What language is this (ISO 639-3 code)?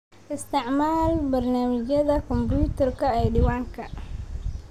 som